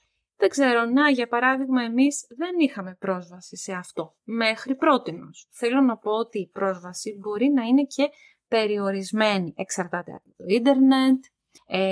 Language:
Greek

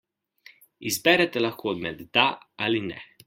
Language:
Slovenian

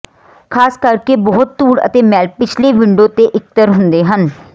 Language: Punjabi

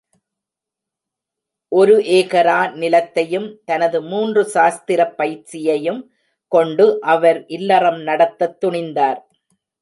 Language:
Tamil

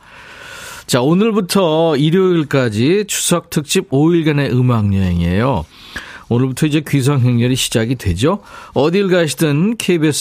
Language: Korean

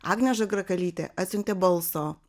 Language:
Lithuanian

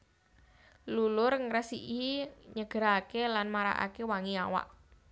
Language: Javanese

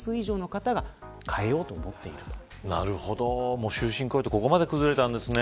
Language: Japanese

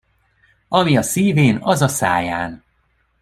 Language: Hungarian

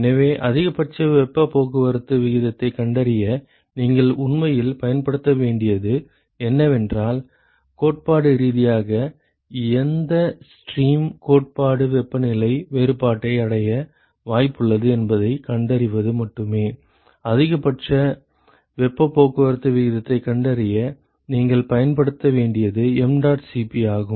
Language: Tamil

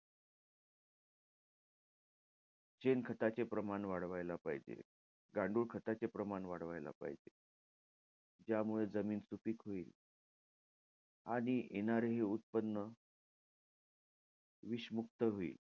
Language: Marathi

